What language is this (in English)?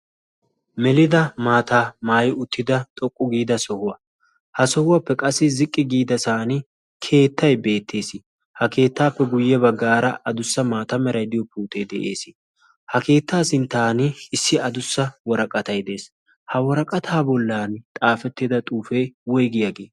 Wolaytta